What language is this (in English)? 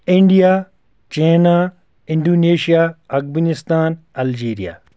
Kashmiri